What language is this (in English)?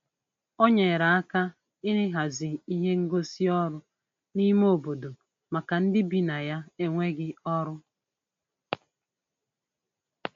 Igbo